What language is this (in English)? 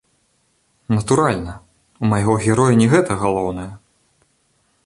Belarusian